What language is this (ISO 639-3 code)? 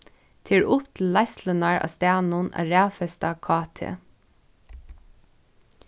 fao